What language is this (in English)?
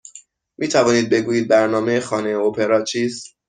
Persian